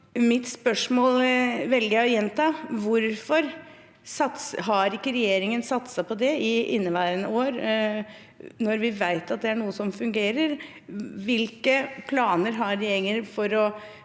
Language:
Norwegian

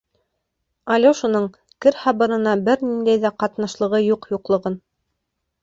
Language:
Bashkir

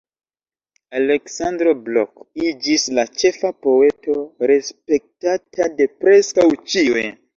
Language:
Esperanto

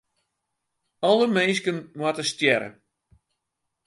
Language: Western Frisian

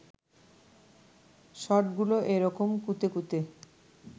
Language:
Bangla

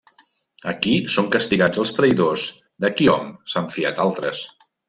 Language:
Catalan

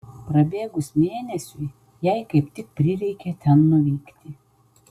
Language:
Lithuanian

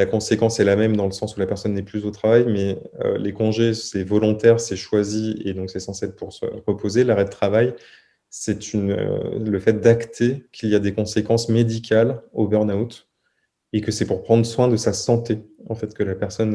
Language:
French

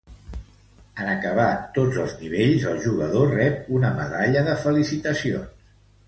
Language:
Catalan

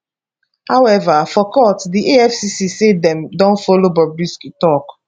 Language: Nigerian Pidgin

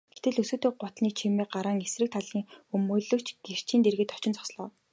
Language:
Mongolian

